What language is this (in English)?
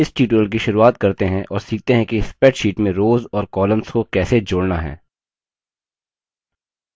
Hindi